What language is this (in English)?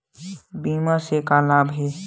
Chhattisgarhi